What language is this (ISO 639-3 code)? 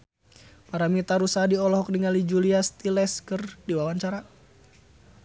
sun